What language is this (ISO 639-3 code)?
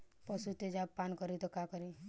bho